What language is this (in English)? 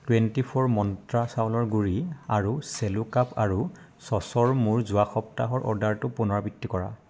Assamese